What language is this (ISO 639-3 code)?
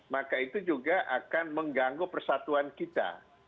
ind